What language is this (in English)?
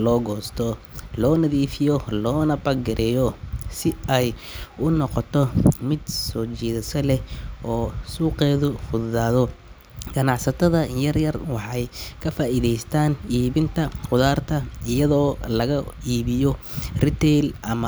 Somali